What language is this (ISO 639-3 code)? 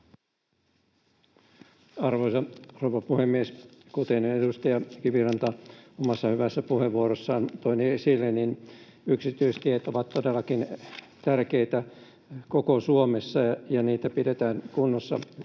fin